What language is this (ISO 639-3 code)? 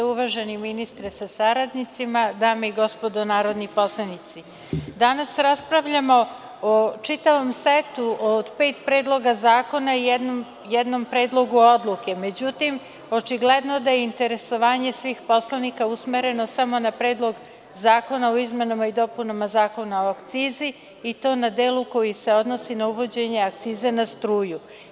srp